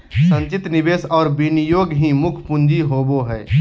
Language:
Magahi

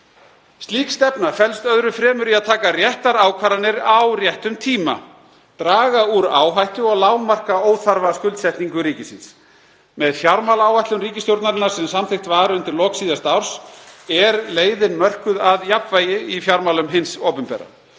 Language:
Icelandic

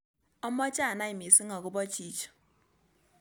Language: Kalenjin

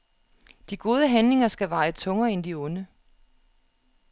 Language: Danish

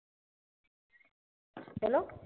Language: Marathi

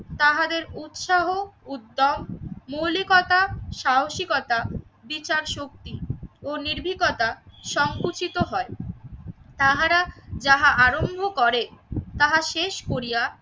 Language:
Bangla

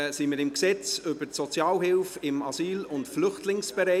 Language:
Swiss German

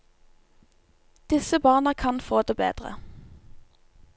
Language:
Norwegian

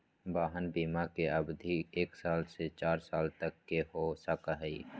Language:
Magahi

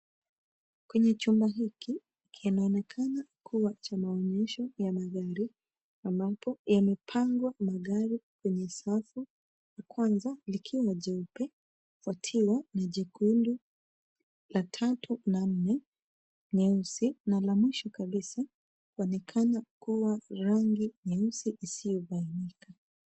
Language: Swahili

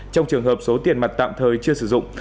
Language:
Vietnamese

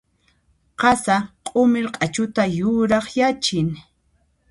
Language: Puno Quechua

